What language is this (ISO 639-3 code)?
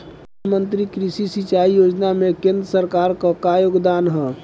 bho